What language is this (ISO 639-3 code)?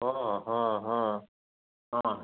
san